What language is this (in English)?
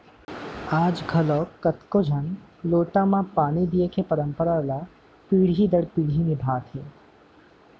Chhattisgarhi